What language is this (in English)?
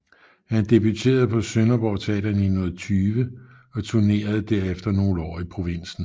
Danish